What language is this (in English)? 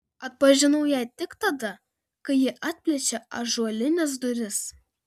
Lithuanian